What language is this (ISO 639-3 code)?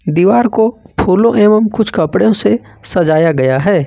hin